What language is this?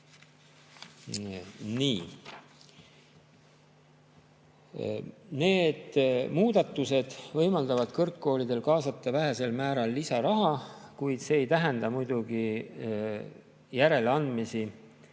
Estonian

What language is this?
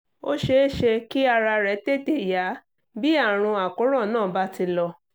Yoruba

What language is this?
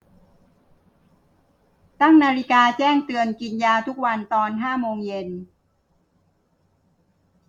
Thai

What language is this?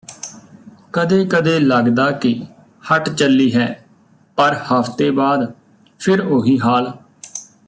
Punjabi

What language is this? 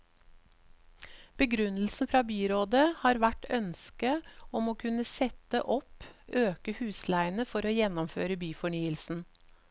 Norwegian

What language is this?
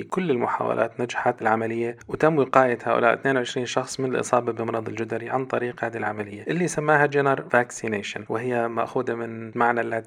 Arabic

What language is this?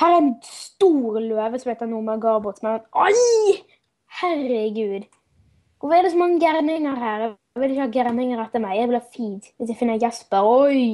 Norwegian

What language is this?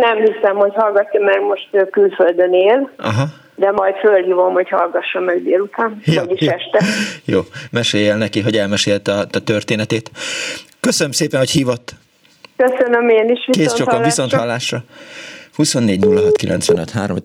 Hungarian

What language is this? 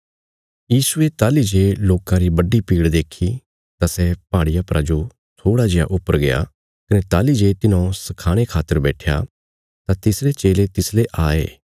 Bilaspuri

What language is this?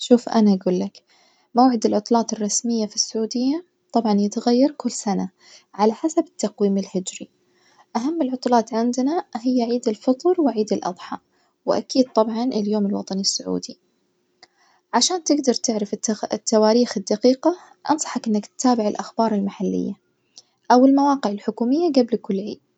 Najdi Arabic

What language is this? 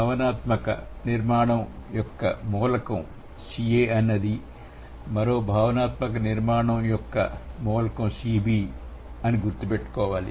Telugu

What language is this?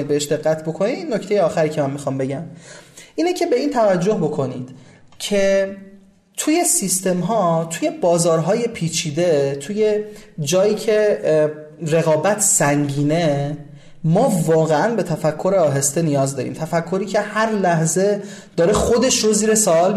Persian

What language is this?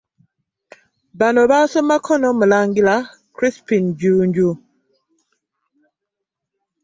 Ganda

